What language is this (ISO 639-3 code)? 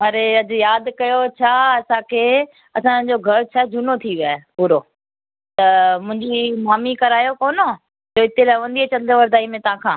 snd